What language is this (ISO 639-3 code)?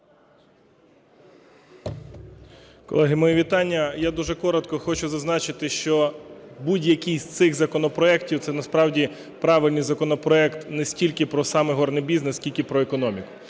ukr